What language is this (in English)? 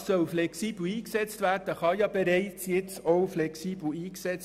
Swiss German